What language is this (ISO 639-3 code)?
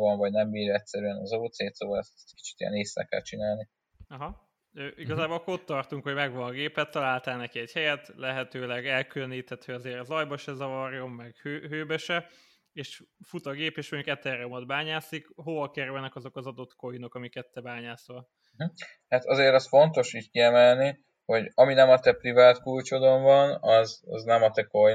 hun